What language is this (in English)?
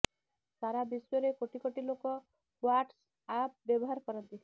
Odia